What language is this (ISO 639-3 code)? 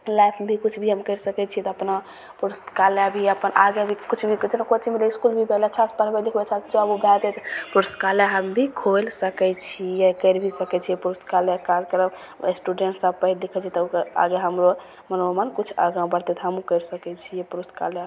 mai